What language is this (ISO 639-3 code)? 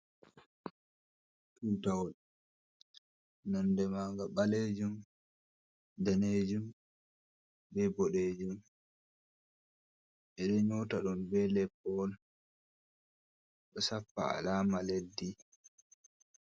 ful